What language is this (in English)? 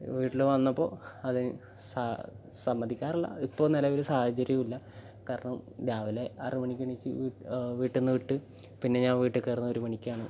Malayalam